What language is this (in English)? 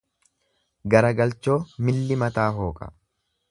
Oromo